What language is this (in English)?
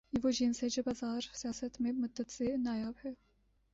Urdu